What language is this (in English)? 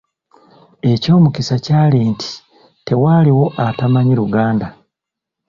Ganda